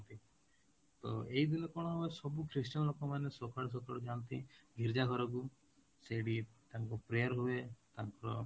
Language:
Odia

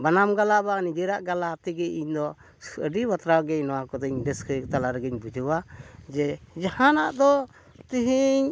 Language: Santali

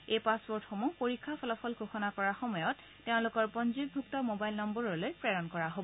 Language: Assamese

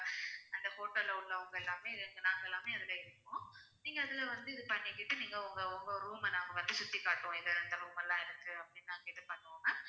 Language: Tamil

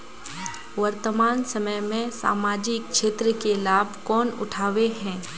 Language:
Magahi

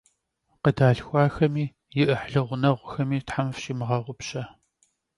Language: Kabardian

